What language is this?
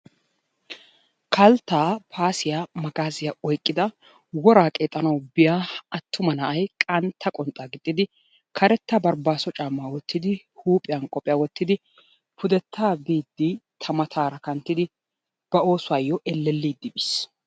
Wolaytta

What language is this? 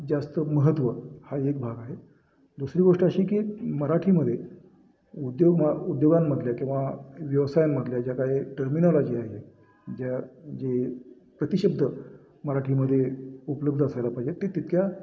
Marathi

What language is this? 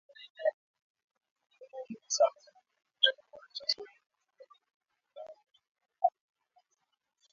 Swahili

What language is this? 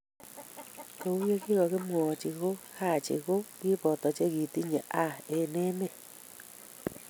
Kalenjin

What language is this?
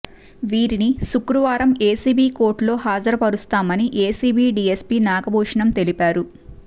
Telugu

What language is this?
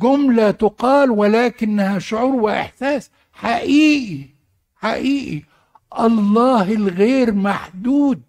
Arabic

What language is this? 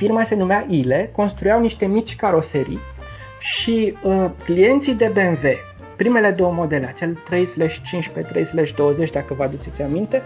Romanian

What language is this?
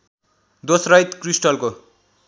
Nepali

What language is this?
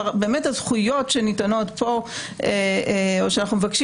Hebrew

